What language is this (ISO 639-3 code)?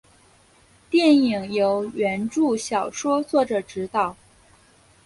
zho